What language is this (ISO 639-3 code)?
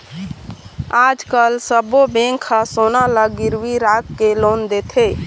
hne